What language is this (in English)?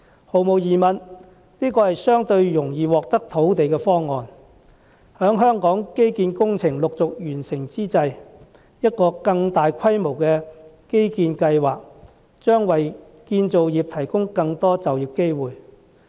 Cantonese